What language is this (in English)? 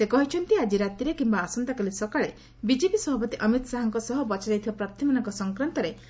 Odia